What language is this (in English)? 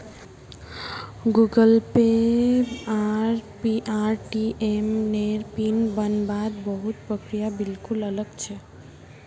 Magahi